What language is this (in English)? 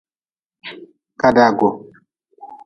Nawdm